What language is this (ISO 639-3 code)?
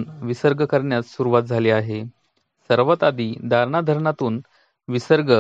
mar